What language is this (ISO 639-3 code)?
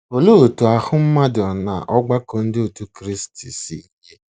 ibo